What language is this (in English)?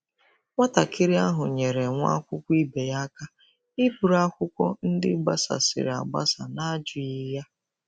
Igbo